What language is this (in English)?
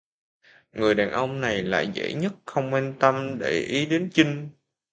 Vietnamese